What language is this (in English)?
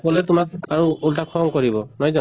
Assamese